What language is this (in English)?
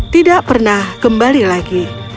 Indonesian